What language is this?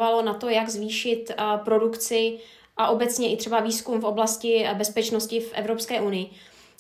Czech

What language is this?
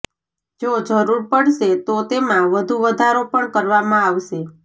Gujarati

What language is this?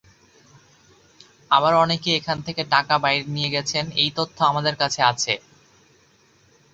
Bangla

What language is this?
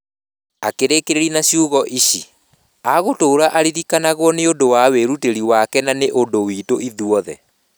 Kikuyu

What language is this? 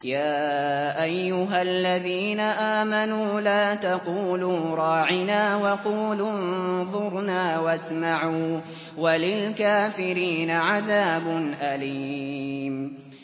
Arabic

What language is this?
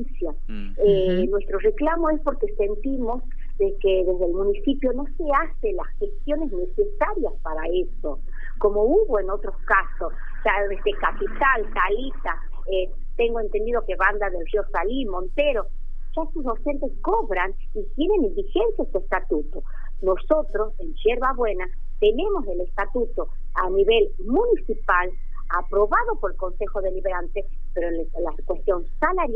Spanish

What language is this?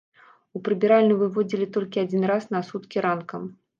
Belarusian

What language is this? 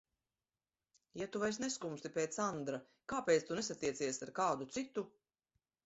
Latvian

